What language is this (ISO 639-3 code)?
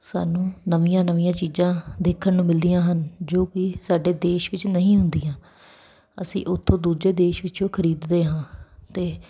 pan